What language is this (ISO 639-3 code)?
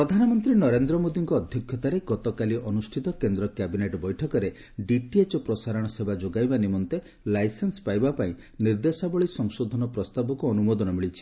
ori